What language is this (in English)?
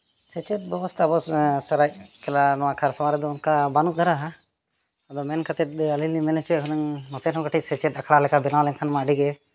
Santali